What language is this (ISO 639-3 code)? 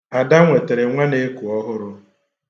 ibo